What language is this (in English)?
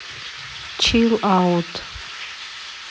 Russian